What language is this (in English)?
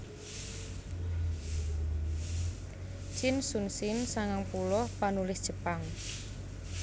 Javanese